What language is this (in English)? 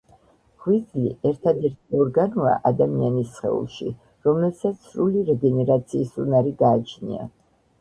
Georgian